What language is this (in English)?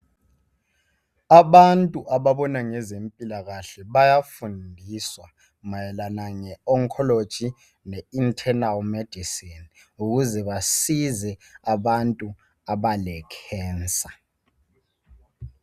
North Ndebele